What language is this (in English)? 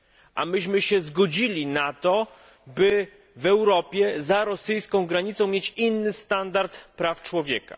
Polish